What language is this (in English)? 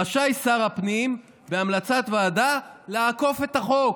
Hebrew